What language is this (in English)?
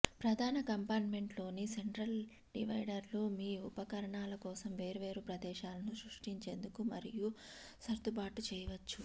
Telugu